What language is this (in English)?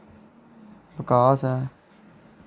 Dogri